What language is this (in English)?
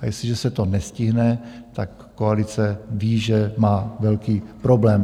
Czech